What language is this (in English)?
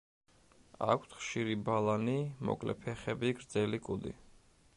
Georgian